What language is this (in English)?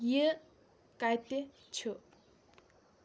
Kashmiri